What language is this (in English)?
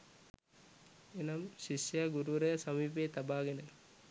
Sinhala